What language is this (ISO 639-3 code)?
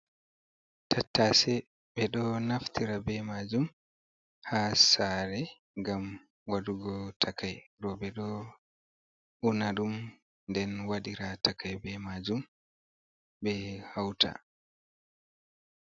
ful